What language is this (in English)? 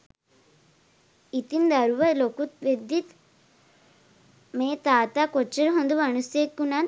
Sinhala